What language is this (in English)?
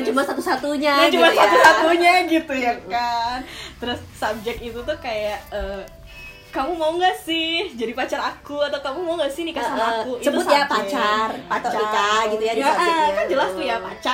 Indonesian